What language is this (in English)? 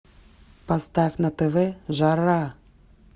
Russian